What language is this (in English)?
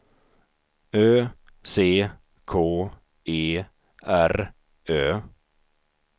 Swedish